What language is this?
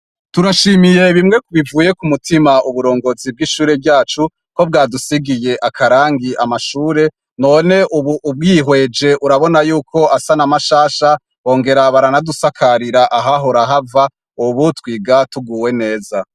Rundi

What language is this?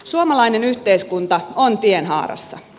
Finnish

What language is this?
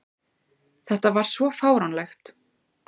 Icelandic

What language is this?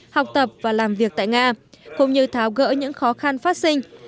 Vietnamese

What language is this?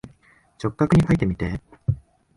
Japanese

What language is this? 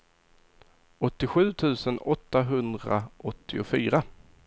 Swedish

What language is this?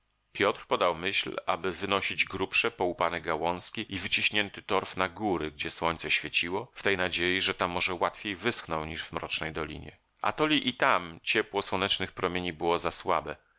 Polish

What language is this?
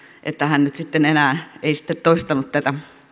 Finnish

